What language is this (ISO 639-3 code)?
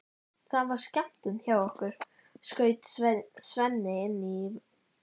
isl